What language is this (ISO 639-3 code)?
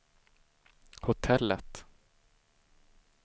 swe